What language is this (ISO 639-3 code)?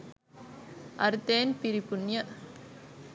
sin